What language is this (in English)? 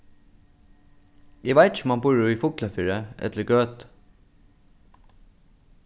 Faroese